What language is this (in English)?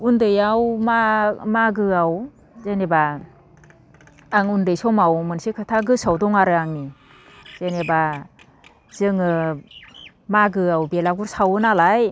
Bodo